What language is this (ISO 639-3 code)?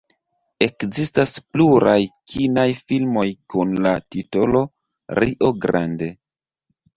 epo